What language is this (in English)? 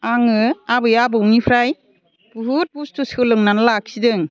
Bodo